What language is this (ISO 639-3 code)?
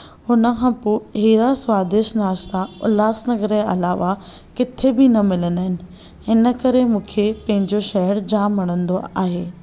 snd